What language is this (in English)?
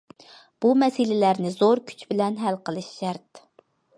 Uyghur